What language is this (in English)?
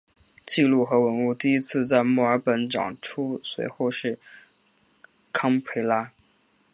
Chinese